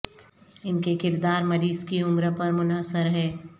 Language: Urdu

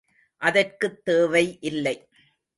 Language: Tamil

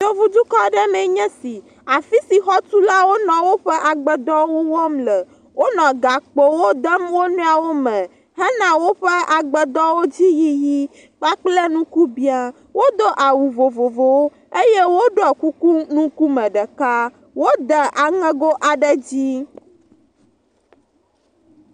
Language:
Ewe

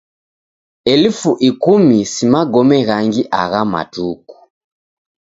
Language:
Taita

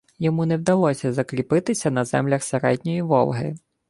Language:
Ukrainian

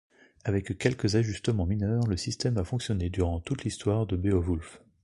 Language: French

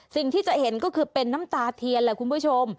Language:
Thai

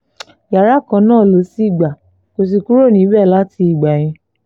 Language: Yoruba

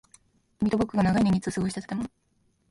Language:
Japanese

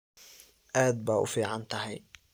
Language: Somali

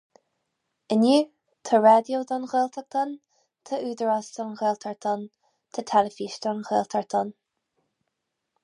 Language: Irish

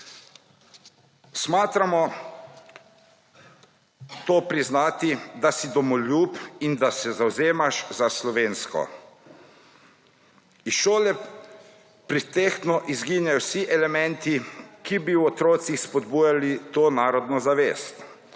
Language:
Slovenian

